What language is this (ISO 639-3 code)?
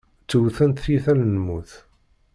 kab